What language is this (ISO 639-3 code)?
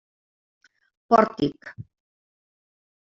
cat